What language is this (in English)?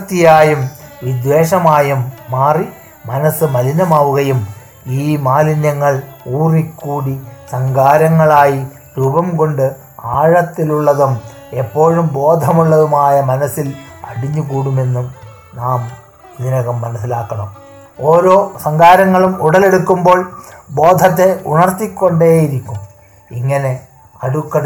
Malayalam